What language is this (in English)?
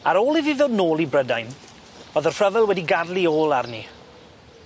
Welsh